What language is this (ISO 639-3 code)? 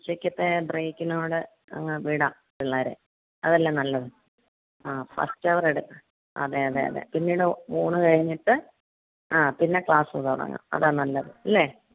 mal